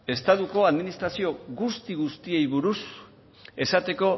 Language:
Basque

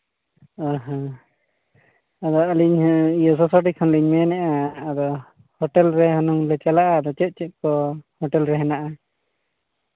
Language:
Santali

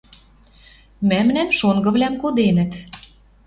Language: Western Mari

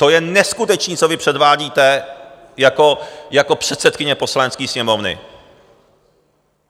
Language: Czech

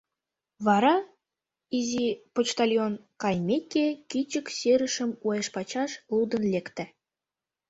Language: Mari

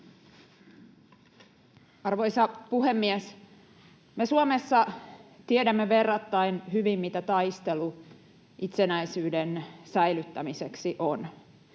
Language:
Finnish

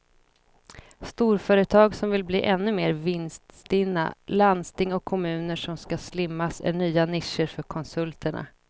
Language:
Swedish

